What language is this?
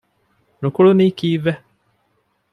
Divehi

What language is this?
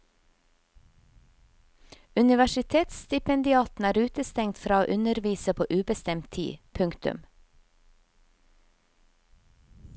Norwegian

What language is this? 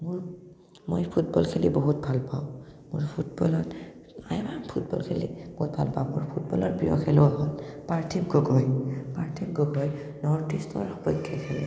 Assamese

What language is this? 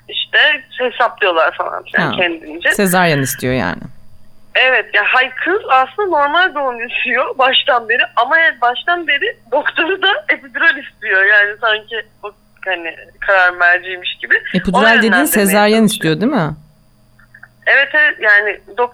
Turkish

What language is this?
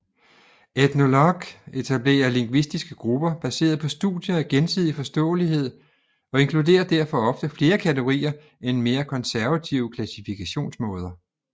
Danish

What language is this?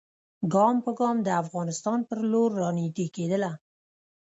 Pashto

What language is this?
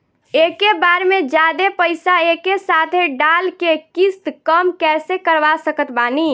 Bhojpuri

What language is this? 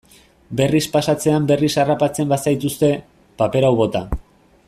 Basque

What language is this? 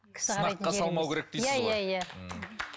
Kazakh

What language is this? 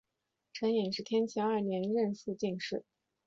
Chinese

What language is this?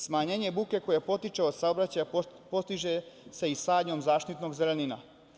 Serbian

